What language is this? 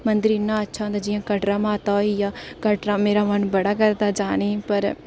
Dogri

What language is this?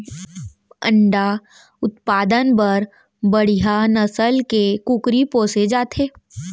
Chhattisgarhi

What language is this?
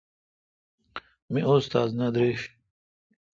Kalkoti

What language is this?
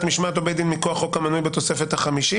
Hebrew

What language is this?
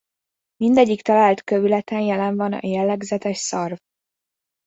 Hungarian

